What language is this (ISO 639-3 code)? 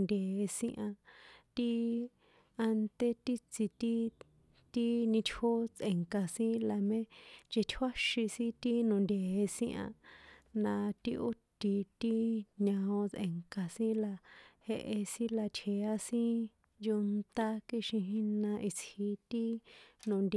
poe